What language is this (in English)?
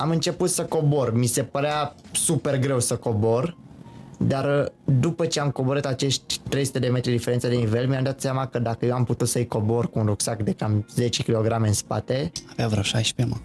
Romanian